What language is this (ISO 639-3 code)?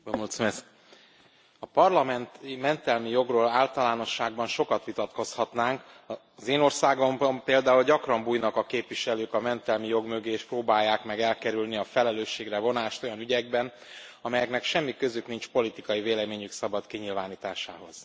hun